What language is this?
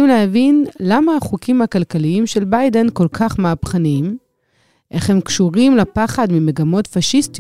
Hebrew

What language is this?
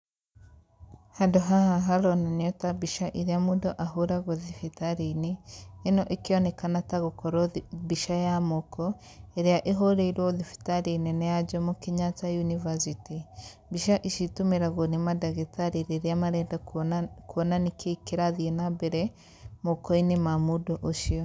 Kikuyu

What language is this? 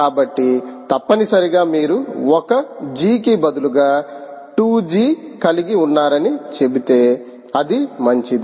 Telugu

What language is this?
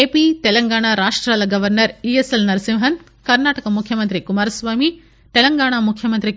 Telugu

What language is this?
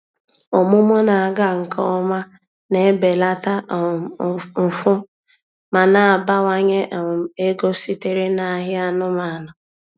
Igbo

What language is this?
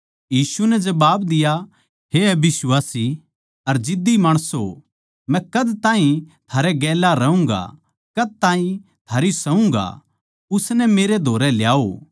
Haryanvi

